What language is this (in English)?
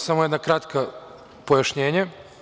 Serbian